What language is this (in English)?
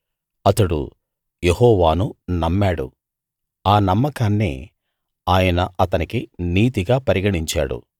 Telugu